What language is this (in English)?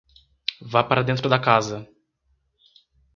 Portuguese